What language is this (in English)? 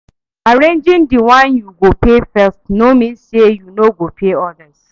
Nigerian Pidgin